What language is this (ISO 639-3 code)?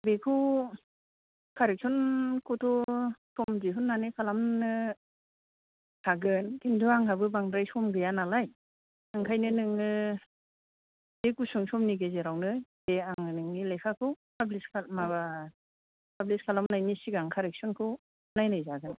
brx